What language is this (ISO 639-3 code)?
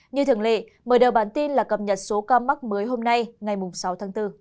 vie